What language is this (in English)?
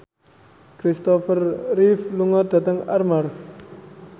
Javanese